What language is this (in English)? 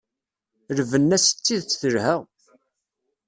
Kabyle